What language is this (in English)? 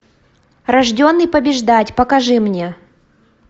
Russian